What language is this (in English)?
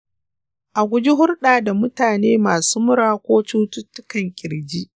Hausa